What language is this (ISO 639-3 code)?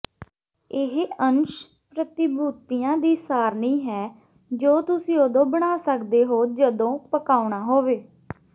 pan